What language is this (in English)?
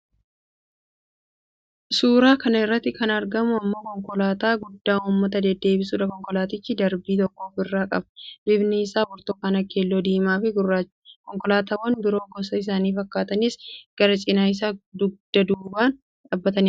Oromo